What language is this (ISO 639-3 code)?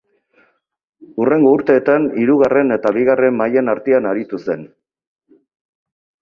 eus